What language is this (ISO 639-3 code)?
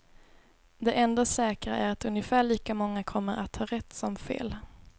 swe